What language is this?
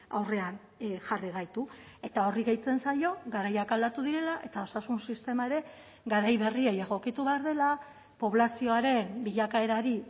Basque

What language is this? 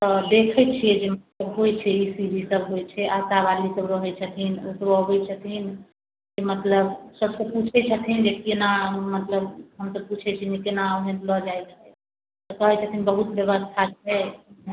Maithili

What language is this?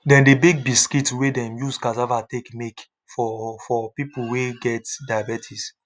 Nigerian Pidgin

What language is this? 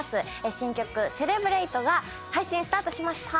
Japanese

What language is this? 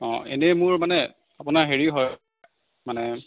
Assamese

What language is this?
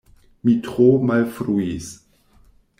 Esperanto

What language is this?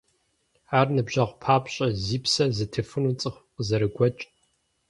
Kabardian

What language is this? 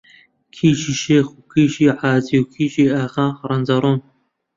Central Kurdish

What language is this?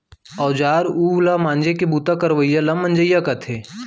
Chhattisgarhi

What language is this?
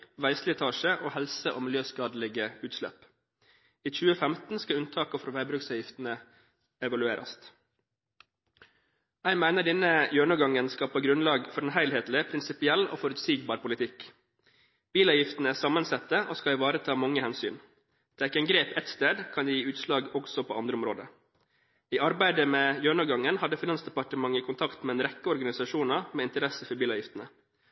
Norwegian Bokmål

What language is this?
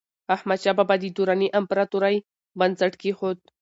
Pashto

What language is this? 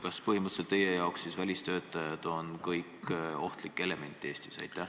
Estonian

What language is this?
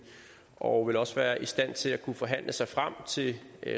Danish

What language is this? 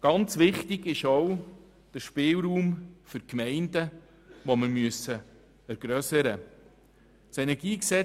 Swiss German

